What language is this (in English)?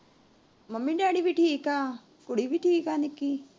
Punjabi